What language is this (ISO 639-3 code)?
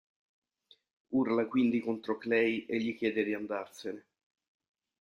ita